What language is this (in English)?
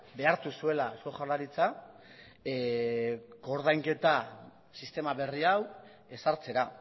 Basque